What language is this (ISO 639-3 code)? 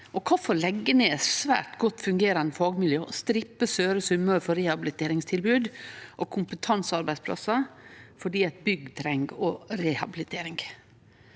nor